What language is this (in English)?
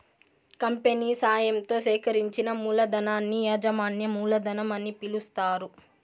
Telugu